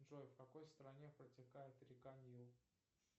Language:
Russian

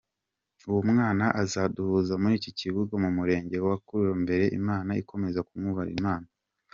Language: Kinyarwanda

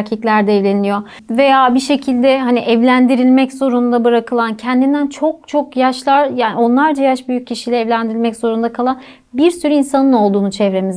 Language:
Turkish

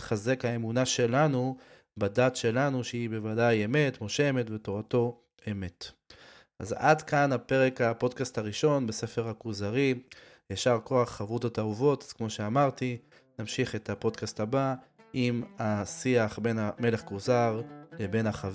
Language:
Hebrew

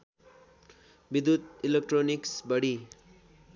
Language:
Nepali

